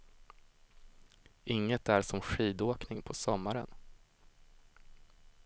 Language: Swedish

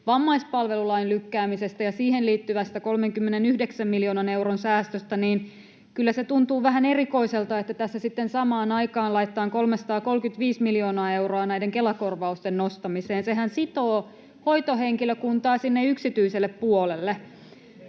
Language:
Finnish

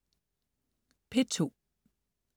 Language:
Danish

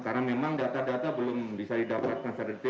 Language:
Indonesian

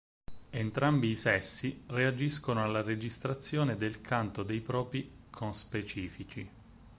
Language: Italian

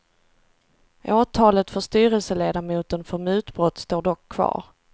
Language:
Swedish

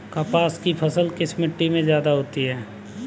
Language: Hindi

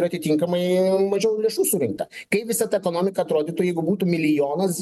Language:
Lithuanian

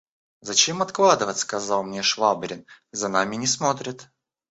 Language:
Russian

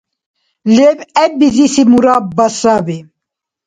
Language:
Dargwa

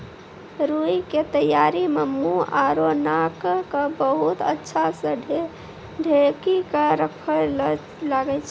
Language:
Maithili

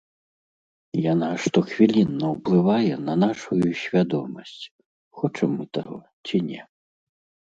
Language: Belarusian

